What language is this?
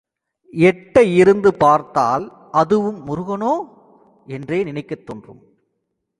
Tamil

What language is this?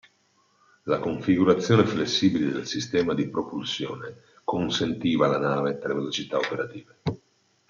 Italian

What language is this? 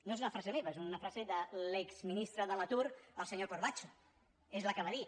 Catalan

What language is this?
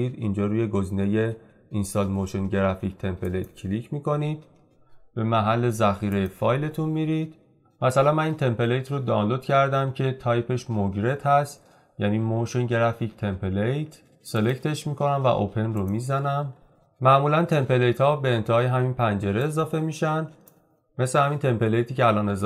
Persian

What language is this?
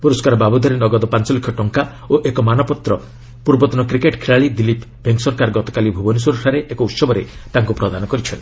Odia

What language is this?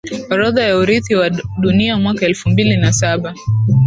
Swahili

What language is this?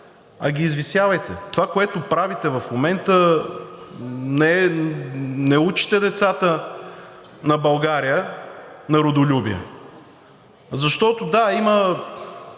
Bulgarian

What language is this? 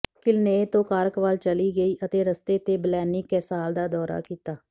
Punjabi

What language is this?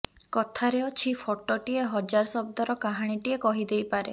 Odia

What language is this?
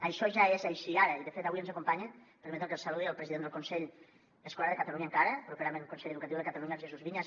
Catalan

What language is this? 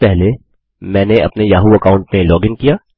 Hindi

